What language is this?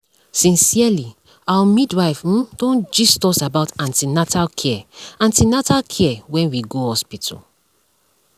Nigerian Pidgin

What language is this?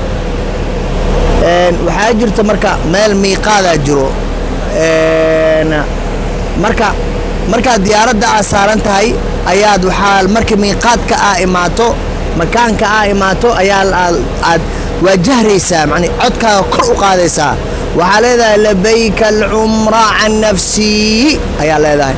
Arabic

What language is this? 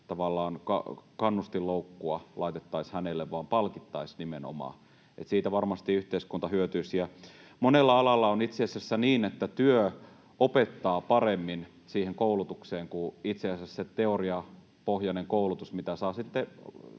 Finnish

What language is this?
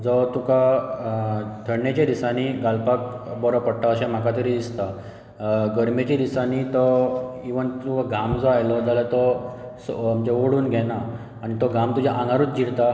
Konkani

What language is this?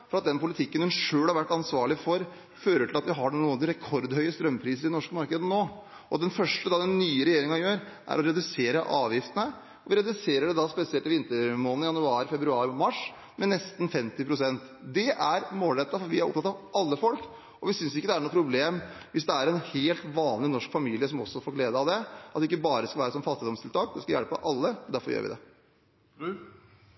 Norwegian Bokmål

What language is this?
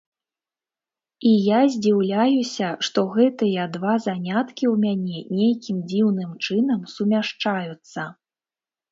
Belarusian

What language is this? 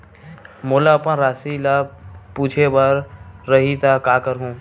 Chhattisgarhi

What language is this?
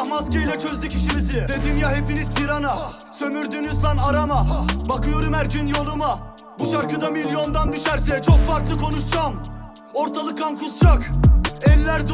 Turkish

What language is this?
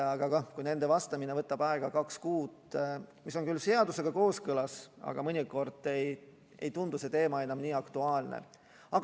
Estonian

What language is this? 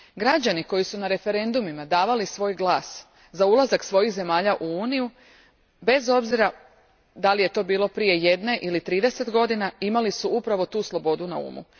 Croatian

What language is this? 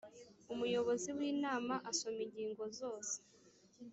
Kinyarwanda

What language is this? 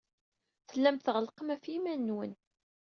Kabyle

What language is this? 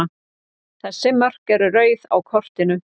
Icelandic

